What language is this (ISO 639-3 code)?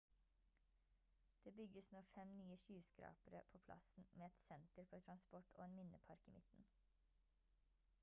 nob